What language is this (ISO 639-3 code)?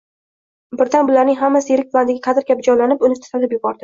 uzb